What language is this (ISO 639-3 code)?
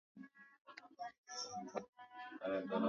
swa